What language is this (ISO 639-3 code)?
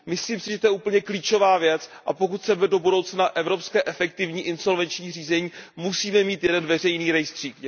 ces